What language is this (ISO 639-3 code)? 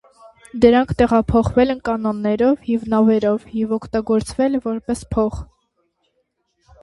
hye